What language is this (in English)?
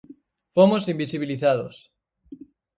Galician